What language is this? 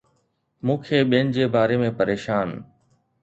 Sindhi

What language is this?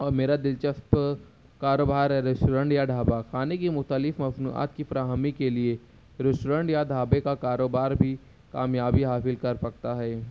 Urdu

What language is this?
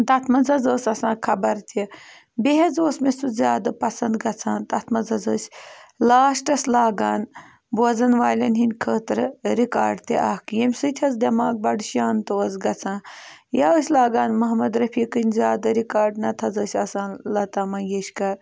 Kashmiri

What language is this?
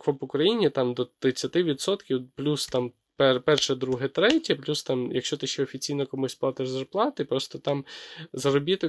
Ukrainian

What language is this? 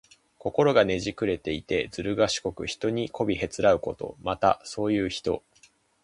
Japanese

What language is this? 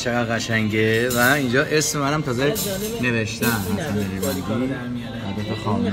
Persian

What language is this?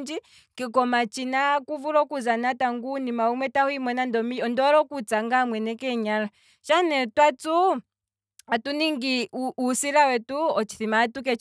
Kwambi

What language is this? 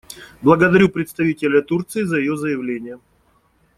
Russian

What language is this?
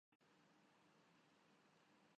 Urdu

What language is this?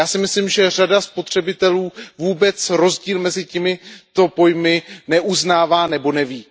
Czech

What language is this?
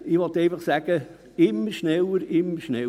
Swiss German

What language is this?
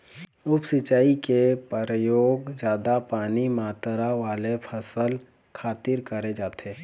Chhattisgarhi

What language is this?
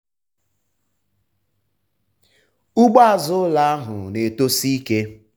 Igbo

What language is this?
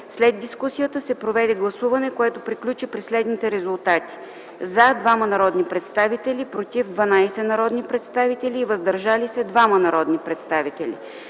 Bulgarian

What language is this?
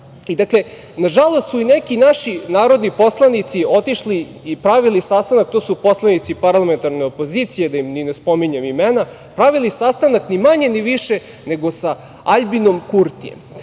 Serbian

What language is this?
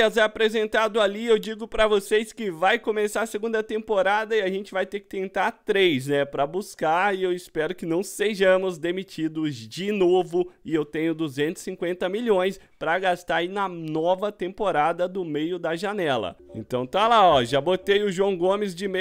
Portuguese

